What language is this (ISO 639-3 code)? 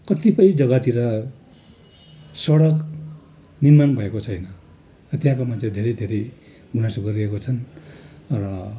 nep